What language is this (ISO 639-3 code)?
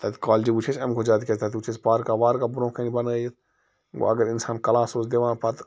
kas